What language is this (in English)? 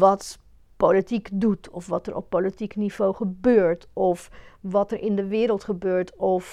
Dutch